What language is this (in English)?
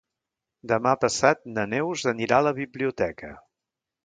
Catalan